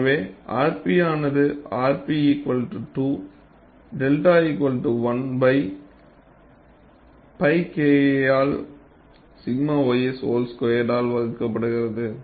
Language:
Tamil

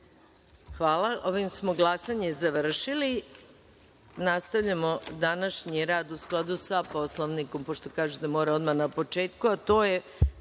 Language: Serbian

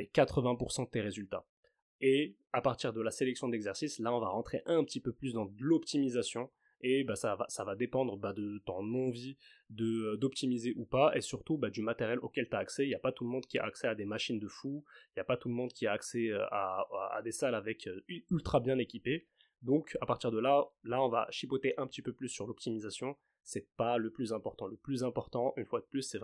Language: French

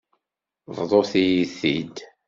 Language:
Kabyle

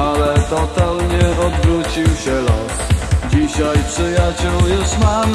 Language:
Polish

